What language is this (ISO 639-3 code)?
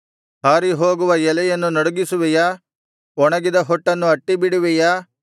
kan